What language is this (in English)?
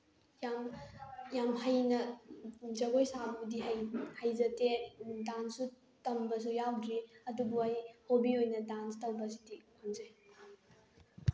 Manipuri